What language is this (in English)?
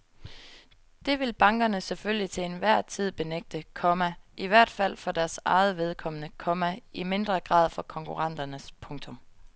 Danish